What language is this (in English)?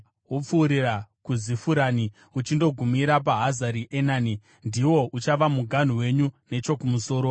Shona